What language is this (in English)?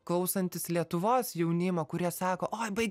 Lithuanian